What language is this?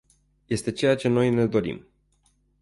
Romanian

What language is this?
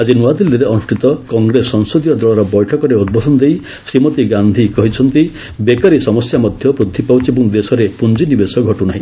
Odia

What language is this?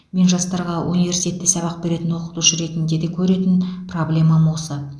Kazakh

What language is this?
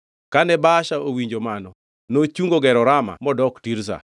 Luo (Kenya and Tanzania)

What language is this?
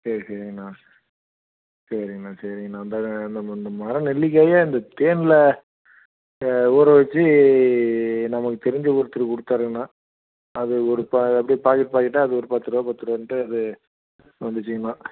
Tamil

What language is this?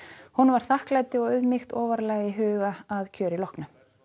Icelandic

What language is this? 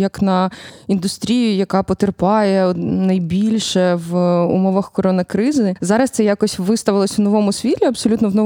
Ukrainian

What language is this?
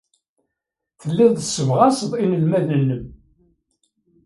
Kabyle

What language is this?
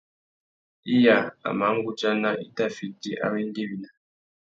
Tuki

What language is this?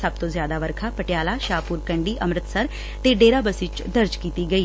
Punjabi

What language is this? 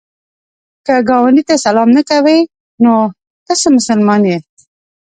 Pashto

